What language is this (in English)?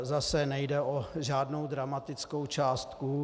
Czech